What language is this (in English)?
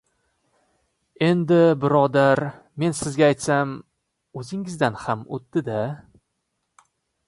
Uzbek